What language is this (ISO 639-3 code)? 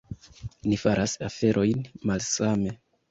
epo